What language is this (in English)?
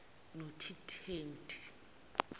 Zulu